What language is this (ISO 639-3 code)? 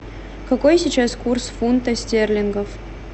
rus